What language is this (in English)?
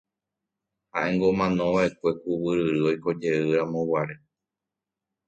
Guarani